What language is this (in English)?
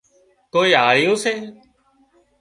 Wadiyara Koli